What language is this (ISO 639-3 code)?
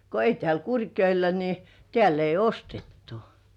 fin